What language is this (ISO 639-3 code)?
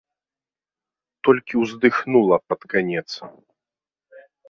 bel